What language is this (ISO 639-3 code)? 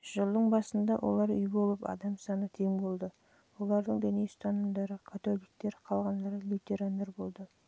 kaz